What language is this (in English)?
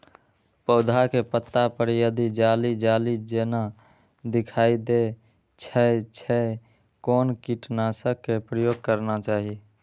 Maithili